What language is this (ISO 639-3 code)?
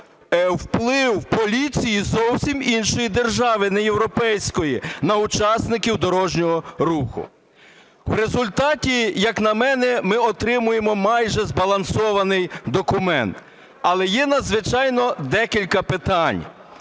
ukr